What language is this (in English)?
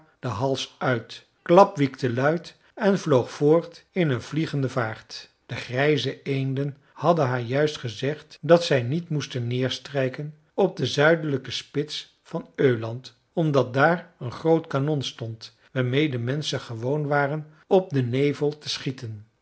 Dutch